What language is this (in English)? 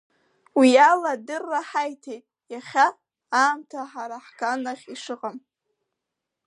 Abkhazian